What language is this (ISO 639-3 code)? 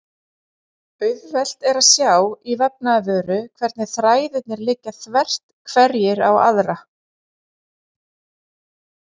isl